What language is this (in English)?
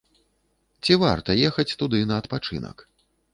Belarusian